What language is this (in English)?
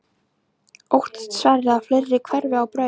Icelandic